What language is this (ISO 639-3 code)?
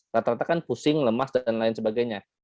ind